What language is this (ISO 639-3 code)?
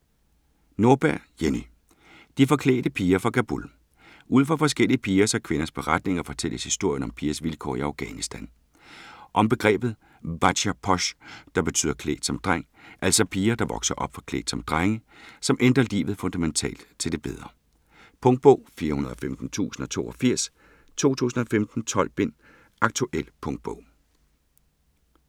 dan